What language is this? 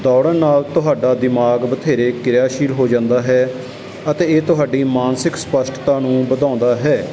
Punjabi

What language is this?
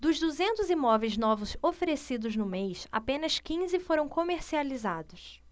Portuguese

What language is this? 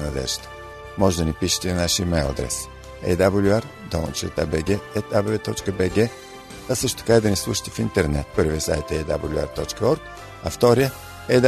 Bulgarian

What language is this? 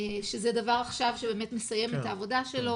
Hebrew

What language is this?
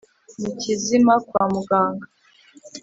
Kinyarwanda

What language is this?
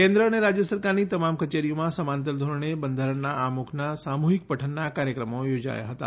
Gujarati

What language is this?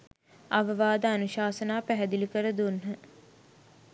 Sinhala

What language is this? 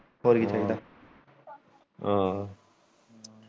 Punjabi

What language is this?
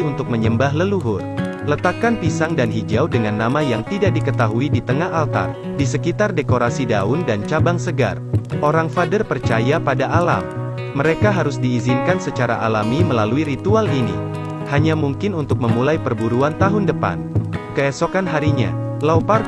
Indonesian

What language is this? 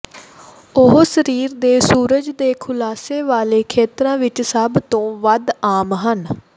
Punjabi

